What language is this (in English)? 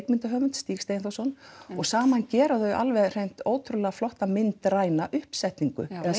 Icelandic